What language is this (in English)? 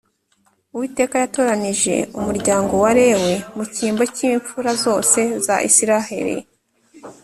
Kinyarwanda